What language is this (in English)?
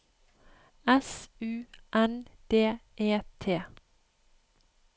Norwegian